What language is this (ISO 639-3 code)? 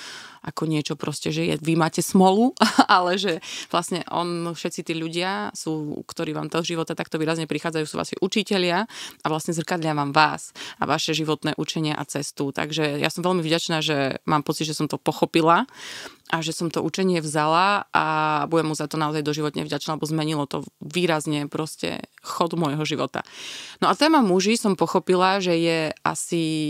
slk